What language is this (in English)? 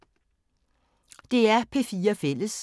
Danish